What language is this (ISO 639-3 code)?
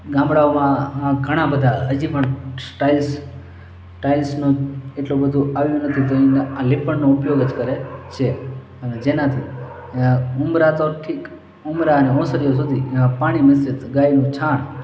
guj